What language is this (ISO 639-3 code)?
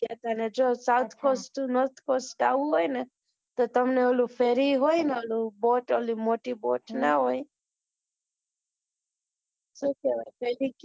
guj